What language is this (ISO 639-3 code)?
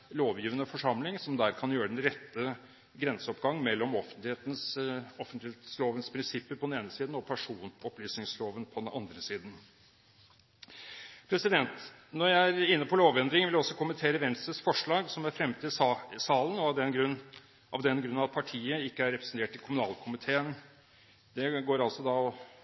nob